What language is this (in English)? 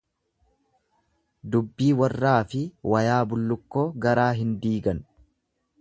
Oromo